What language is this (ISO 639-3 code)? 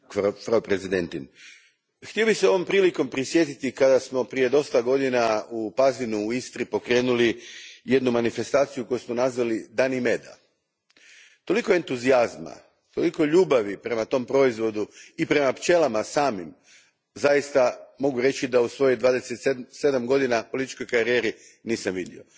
hrv